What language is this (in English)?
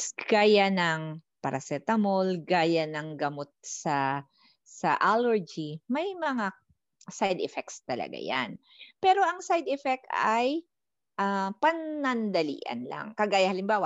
Filipino